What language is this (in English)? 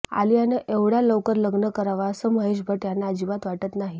Marathi